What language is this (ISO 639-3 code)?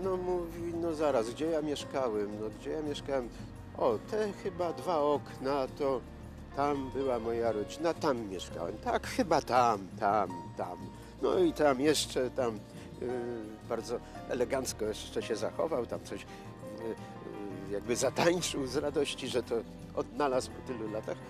pol